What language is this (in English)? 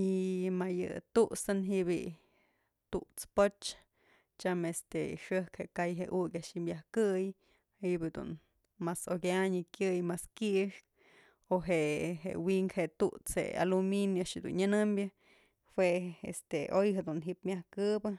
Mazatlán Mixe